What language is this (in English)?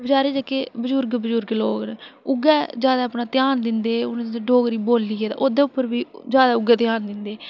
Dogri